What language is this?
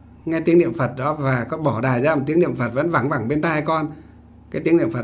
Vietnamese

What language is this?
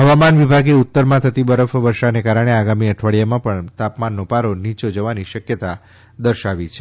Gujarati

